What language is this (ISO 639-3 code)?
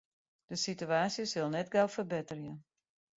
fry